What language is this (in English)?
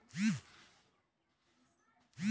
Bhojpuri